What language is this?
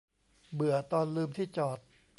Thai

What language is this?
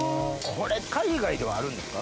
Japanese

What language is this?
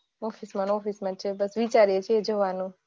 Gujarati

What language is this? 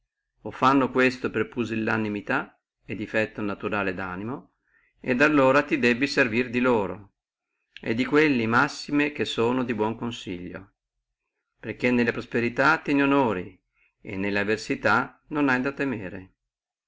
Italian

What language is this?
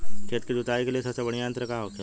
Bhojpuri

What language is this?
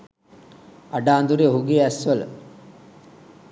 Sinhala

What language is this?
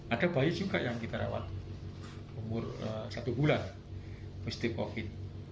Indonesian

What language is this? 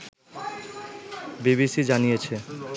Bangla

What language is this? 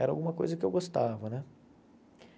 Portuguese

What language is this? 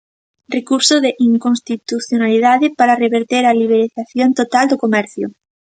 Galician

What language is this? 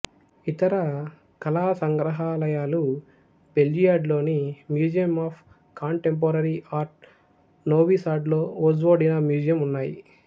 Telugu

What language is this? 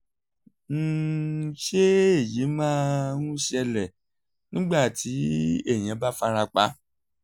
Yoruba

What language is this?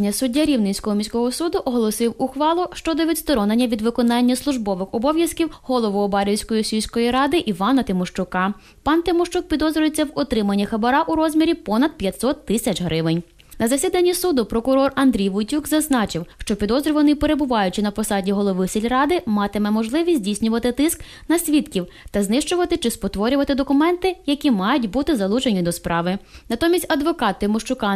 Ukrainian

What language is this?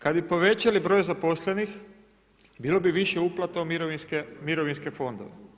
Croatian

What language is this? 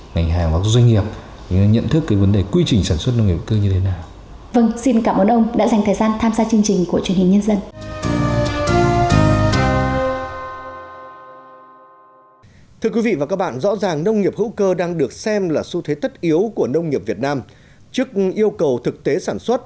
Vietnamese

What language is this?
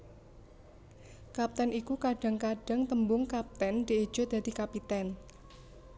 Javanese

